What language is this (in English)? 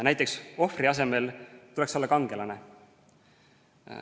Estonian